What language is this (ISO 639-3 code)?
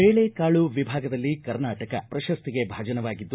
kan